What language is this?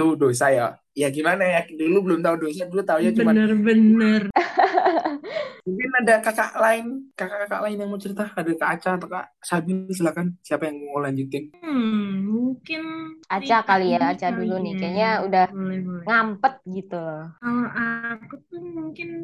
Indonesian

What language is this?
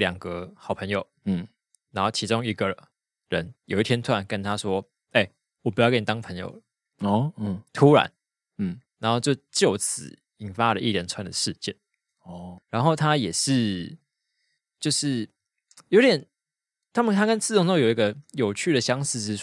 Chinese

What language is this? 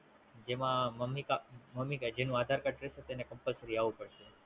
Gujarati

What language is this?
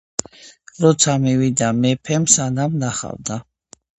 Georgian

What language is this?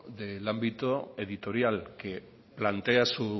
Spanish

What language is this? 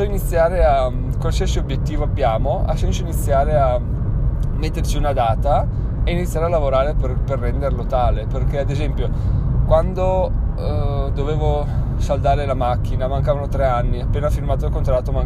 Italian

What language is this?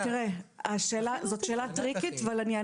Hebrew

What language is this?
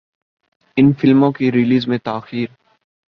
Urdu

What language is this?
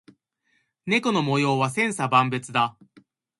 Japanese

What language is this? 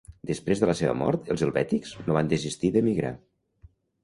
Catalan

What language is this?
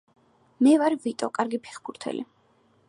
Georgian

